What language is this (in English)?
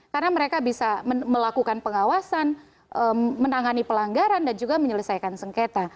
Indonesian